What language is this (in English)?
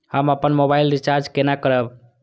Maithili